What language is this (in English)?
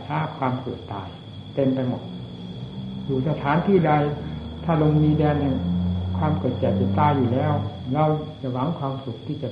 Thai